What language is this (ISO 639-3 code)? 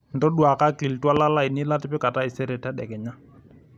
mas